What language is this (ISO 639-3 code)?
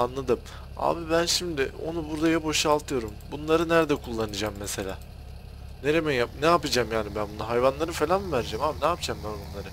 tur